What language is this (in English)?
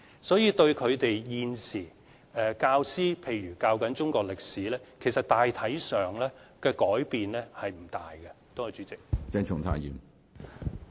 Cantonese